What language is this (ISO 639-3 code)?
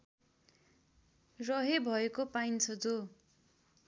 nep